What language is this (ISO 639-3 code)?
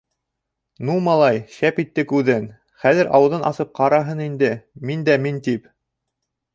bak